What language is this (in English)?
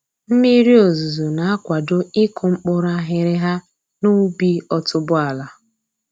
Igbo